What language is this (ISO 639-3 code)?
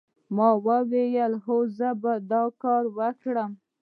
pus